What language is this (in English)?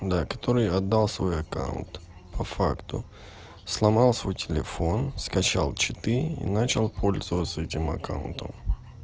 Russian